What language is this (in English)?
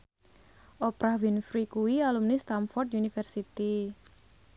Javanese